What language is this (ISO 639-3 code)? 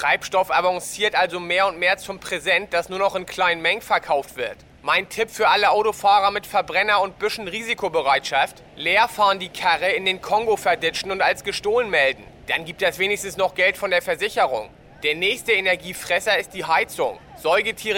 deu